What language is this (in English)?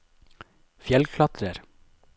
Norwegian